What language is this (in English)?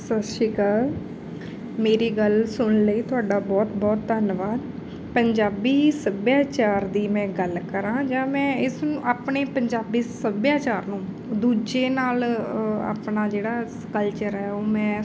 Punjabi